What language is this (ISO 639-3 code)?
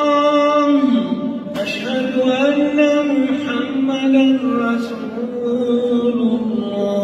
ara